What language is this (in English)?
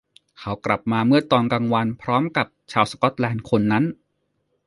Thai